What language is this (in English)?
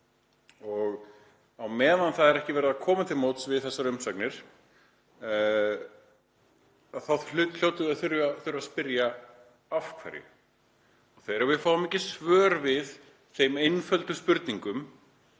Icelandic